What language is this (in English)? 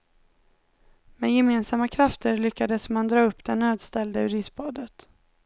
Swedish